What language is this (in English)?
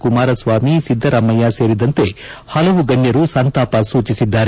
Kannada